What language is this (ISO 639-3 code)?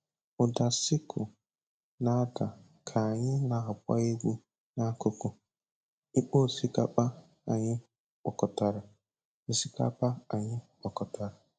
ibo